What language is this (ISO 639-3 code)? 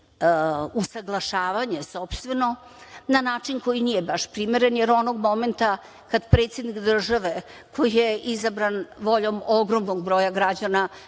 srp